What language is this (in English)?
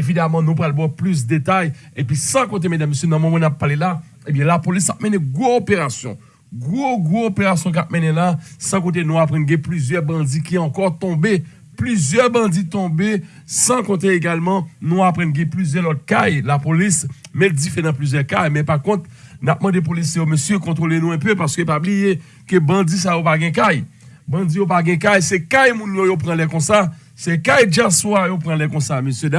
French